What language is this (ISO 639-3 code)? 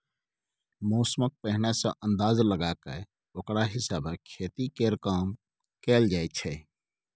mai